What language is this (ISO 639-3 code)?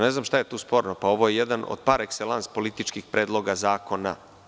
srp